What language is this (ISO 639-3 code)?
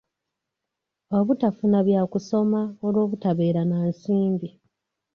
lug